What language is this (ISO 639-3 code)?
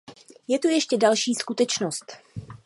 ces